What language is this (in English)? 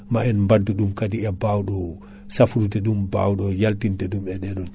Fula